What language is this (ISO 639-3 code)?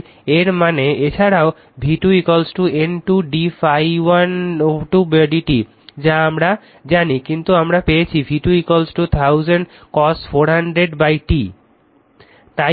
ben